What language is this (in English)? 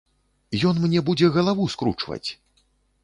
Belarusian